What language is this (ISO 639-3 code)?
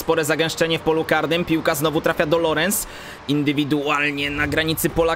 pol